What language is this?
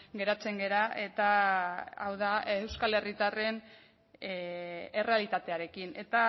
Basque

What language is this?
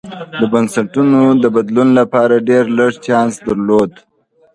Pashto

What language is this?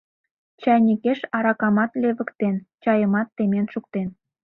Mari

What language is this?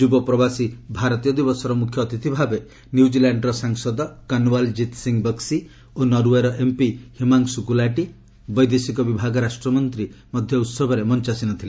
Odia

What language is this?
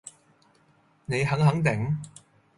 Cantonese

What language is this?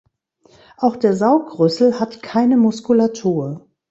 German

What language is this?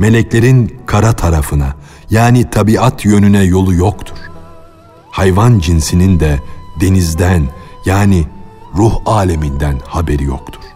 Turkish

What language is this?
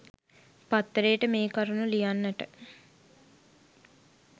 Sinhala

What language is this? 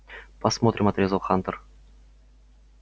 Russian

